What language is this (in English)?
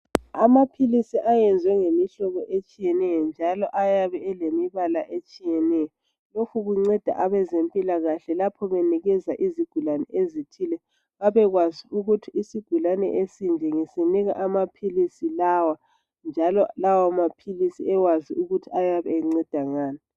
North Ndebele